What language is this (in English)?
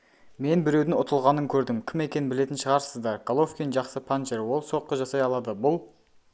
Kazakh